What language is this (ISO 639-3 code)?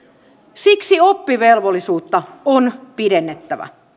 fin